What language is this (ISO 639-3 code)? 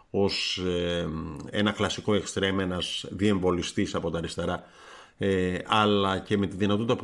ell